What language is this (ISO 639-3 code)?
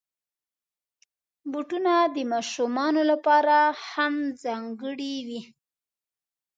pus